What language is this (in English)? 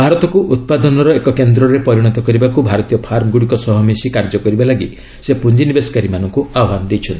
Odia